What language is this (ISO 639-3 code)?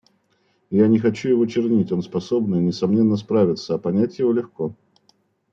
rus